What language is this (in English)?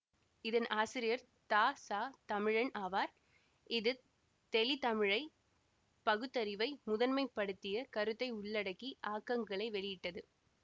Tamil